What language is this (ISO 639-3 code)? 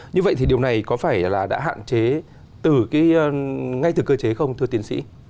vie